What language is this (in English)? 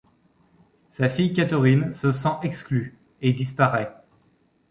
French